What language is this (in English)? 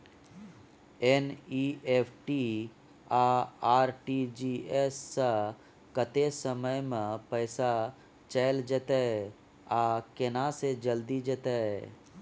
Maithili